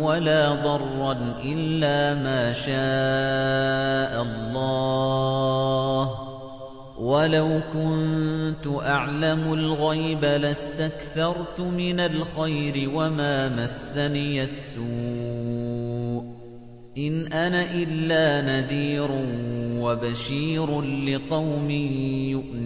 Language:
Arabic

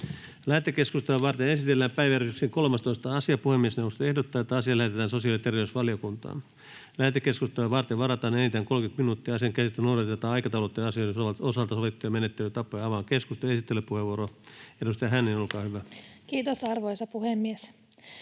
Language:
Finnish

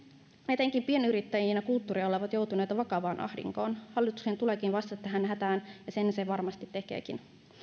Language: Finnish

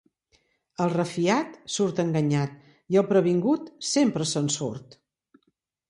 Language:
Catalan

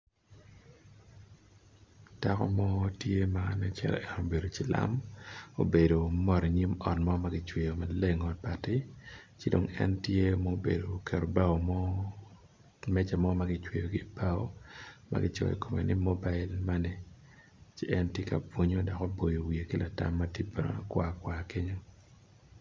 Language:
Acoli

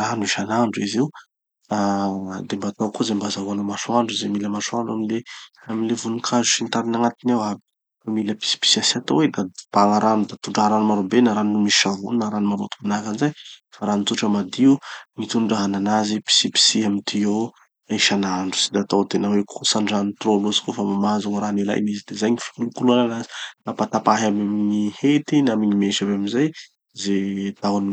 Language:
Tanosy Malagasy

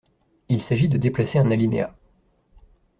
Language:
French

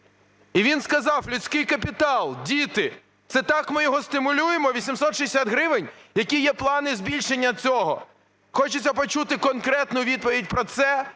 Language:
Ukrainian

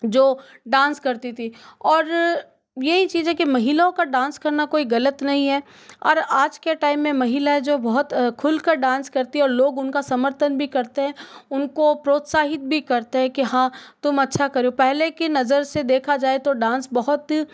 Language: Hindi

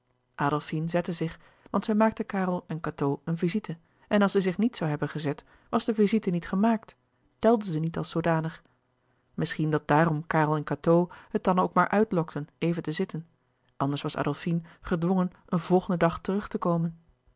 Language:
Dutch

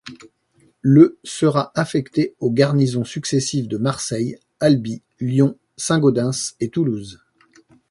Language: French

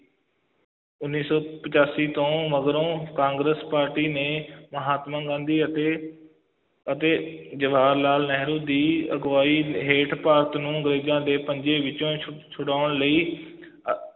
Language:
Punjabi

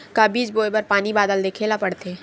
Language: Chhattisgarhi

